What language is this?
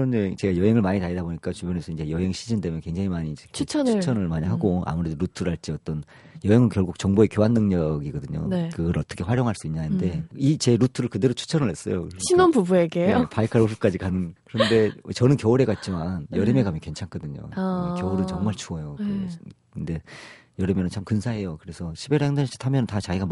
Korean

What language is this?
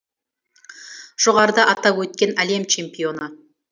Kazakh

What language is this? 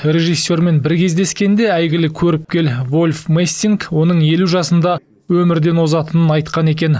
Kazakh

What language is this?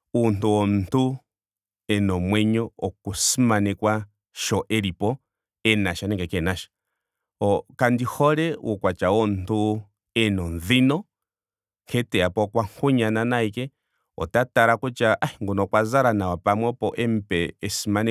Ndonga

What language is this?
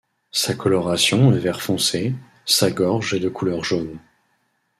French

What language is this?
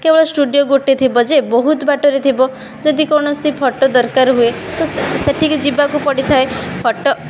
Odia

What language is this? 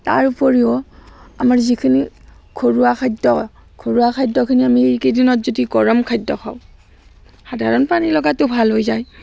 Assamese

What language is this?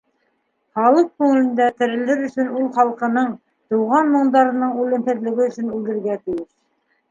Bashkir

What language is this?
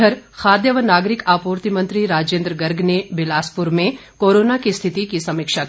Hindi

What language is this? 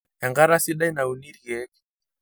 Masai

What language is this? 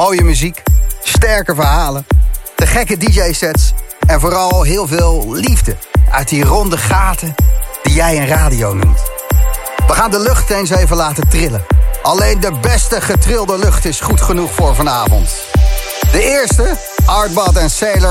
Dutch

